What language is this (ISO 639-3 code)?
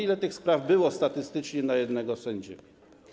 pol